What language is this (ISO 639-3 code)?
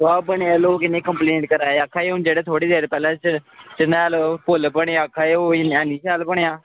doi